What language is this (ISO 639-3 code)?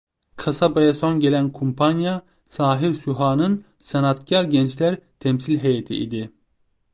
tur